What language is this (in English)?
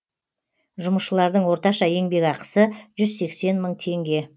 Kazakh